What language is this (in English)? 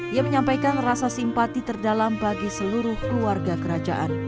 Indonesian